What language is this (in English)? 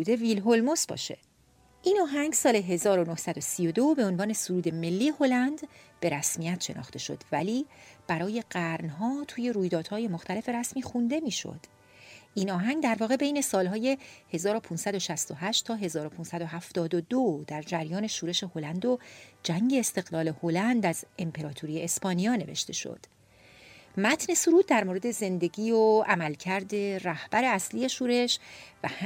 Persian